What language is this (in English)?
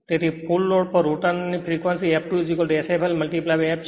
Gujarati